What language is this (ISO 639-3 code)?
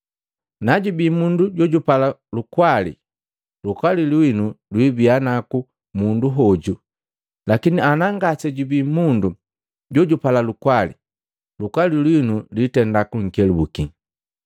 mgv